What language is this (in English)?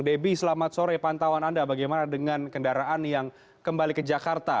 Indonesian